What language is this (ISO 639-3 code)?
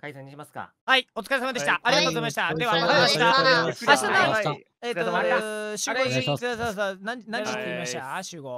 jpn